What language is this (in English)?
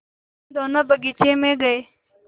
Hindi